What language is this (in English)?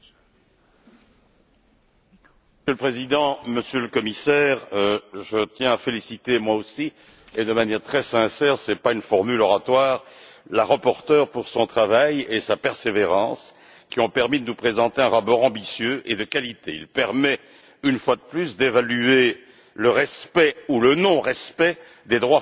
French